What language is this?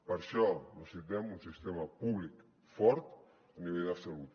Catalan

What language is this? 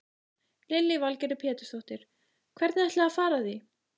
Icelandic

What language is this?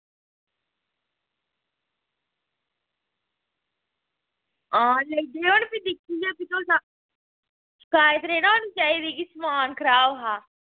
Dogri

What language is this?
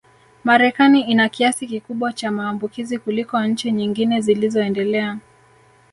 Swahili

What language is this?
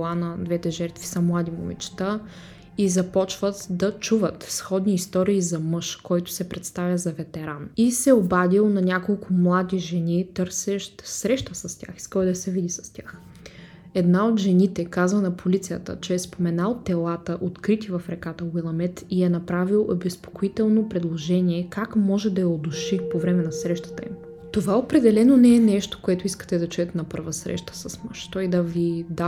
Bulgarian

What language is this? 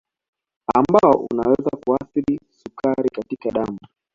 Swahili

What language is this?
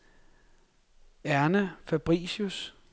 Danish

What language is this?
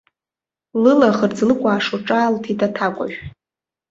Abkhazian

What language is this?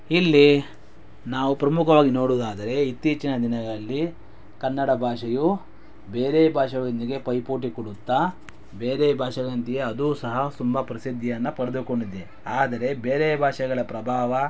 Kannada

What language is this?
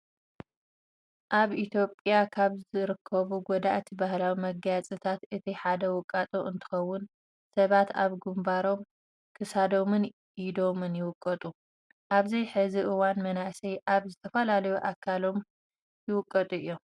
Tigrinya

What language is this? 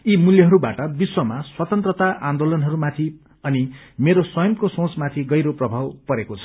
Nepali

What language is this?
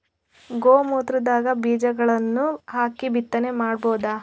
Kannada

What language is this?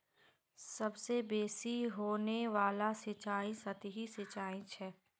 Magahi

